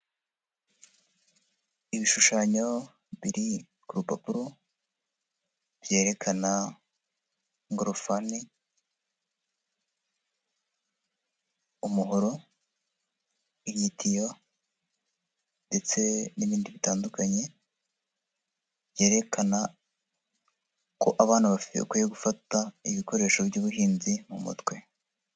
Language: Kinyarwanda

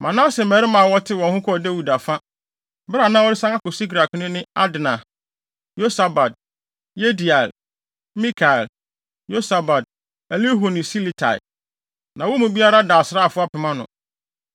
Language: Akan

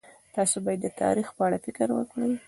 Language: Pashto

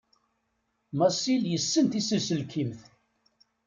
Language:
Kabyle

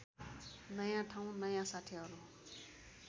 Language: Nepali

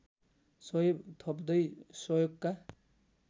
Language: Nepali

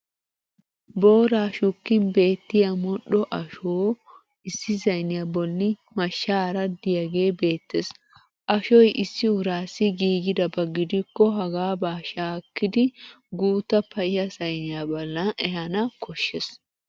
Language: Wolaytta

